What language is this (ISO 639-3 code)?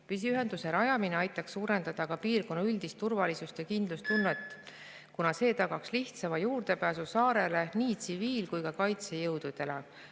est